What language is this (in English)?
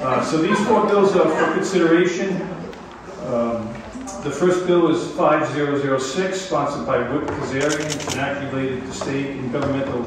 English